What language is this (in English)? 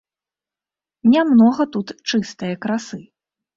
Belarusian